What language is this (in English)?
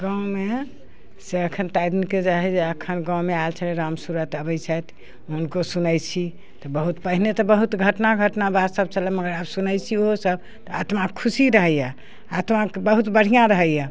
Maithili